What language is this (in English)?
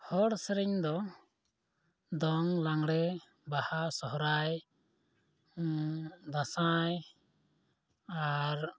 Santali